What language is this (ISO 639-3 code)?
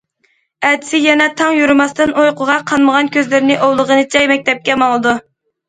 uig